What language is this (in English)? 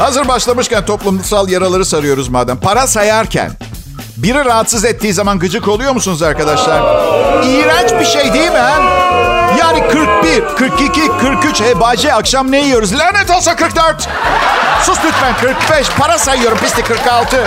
Turkish